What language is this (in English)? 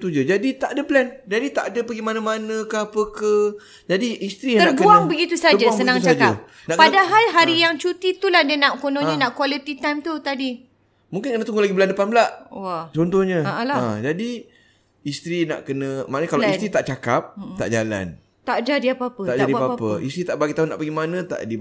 Malay